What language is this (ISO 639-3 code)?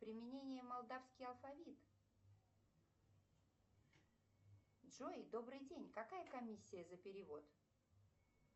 rus